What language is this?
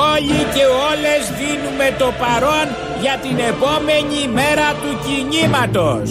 Greek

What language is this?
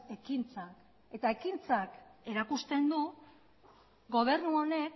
Basque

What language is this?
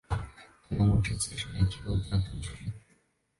Chinese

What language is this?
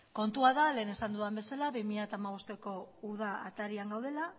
Basque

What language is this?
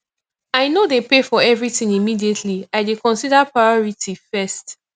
Nigerian Pidgin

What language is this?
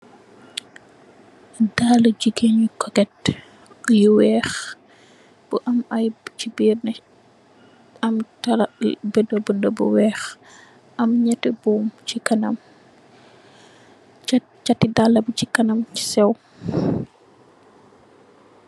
Wolof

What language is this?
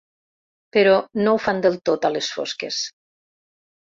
Catalan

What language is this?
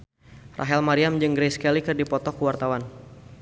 Sundanese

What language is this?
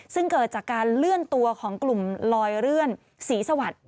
Thai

